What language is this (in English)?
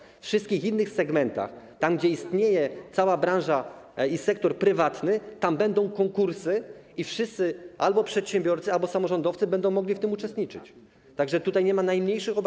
Polish